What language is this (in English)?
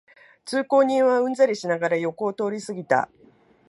Japanese